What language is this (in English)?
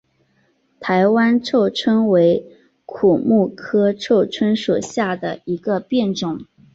Chinese